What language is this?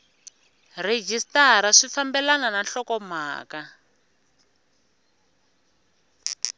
Tsonga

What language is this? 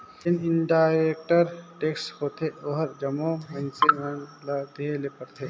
Chhattisgarhi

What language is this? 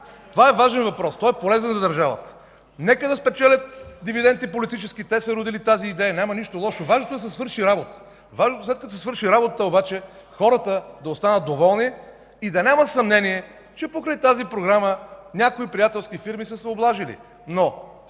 Bulgarian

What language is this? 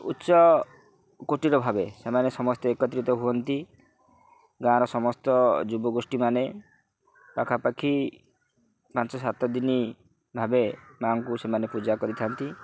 Odia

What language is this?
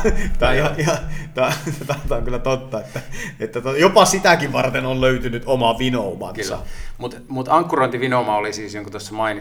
Finnish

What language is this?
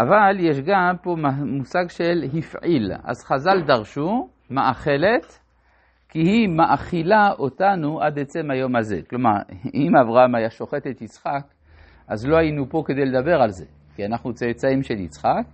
Hebrew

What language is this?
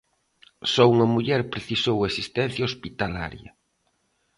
Galician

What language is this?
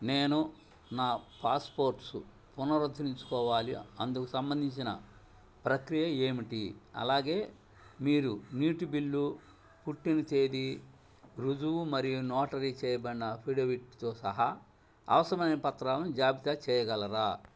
Telugu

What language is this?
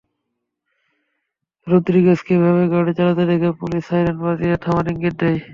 Bangla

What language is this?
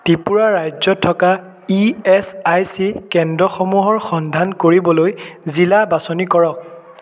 Assamese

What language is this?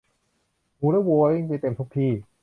Thai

